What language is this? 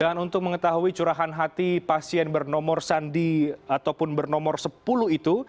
Indonesian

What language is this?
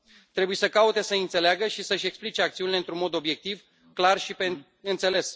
Romanian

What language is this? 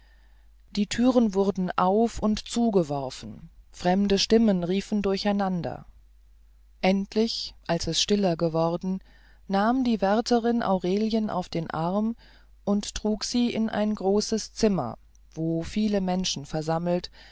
German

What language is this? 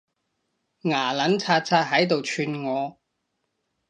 Cantonese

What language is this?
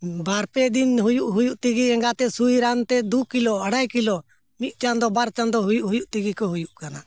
Santali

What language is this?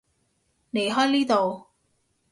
Cantonese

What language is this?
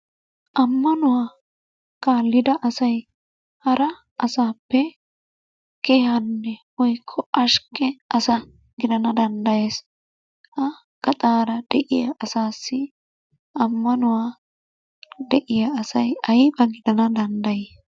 Wolaytta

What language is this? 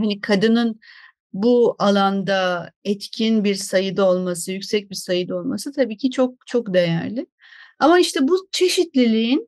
Turkish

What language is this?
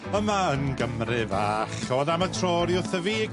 Welsh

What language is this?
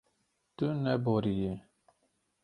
Kurdish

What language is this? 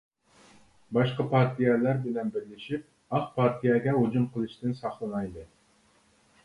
Uyghur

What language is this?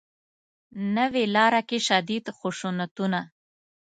Pashto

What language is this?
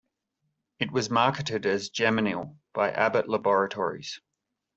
English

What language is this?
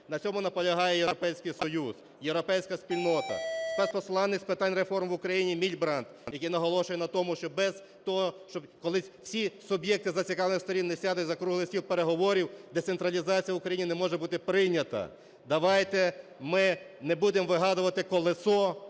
Ukrainian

